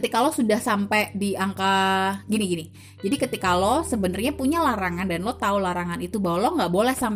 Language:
Indonesian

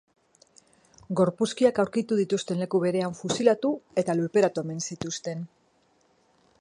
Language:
Basque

